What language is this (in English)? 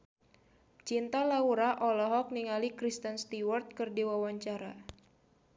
Sundanese